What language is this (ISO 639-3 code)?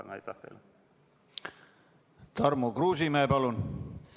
est